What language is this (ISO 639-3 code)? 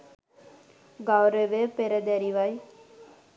sin